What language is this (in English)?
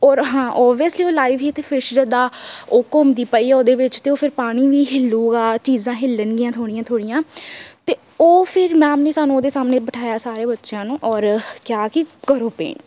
Punjabi